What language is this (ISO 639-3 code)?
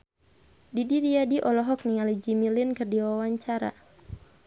sun